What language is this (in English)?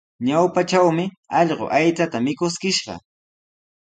Sihuas Ancash Quechua